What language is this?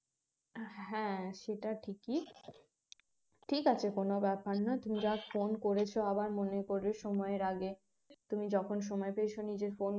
Bangla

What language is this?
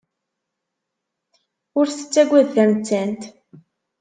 Kabyle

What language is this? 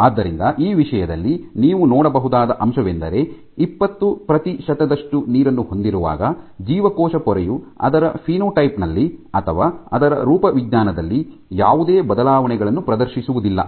Kannada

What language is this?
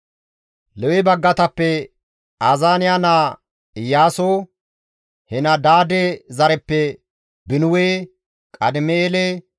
Gamo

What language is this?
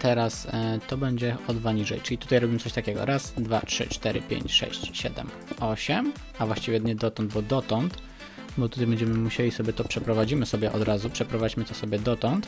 Polish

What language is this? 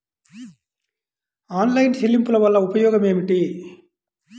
Telugu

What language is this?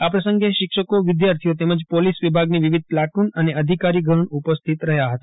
Gujarati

